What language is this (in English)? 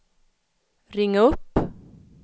Swedish